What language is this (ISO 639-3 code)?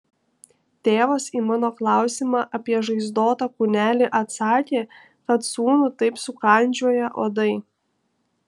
lit